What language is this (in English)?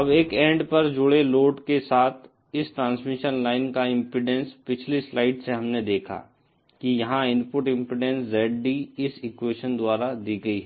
Hindi